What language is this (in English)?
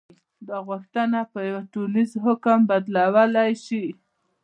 Pashto